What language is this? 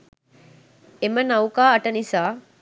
Sinhala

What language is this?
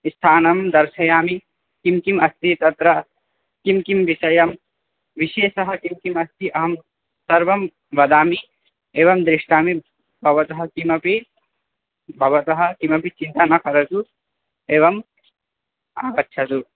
Sanskrit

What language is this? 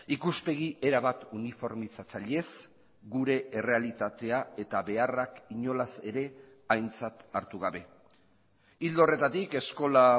Basque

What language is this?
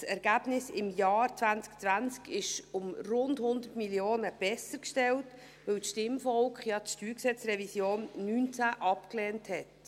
Swiss German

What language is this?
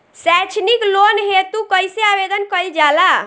Bhojpuri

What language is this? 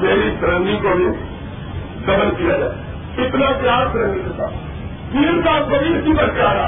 Urdu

